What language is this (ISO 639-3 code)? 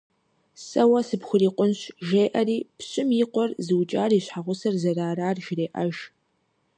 kbd